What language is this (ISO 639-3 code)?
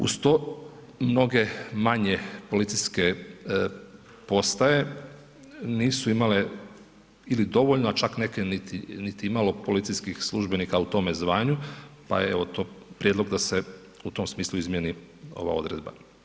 hrv